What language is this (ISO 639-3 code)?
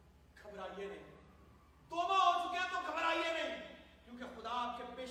urd